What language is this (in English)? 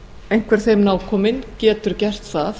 Icelandic